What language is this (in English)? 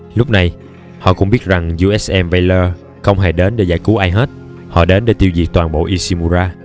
Vietnamese